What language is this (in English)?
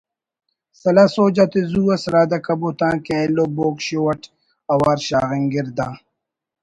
Brahui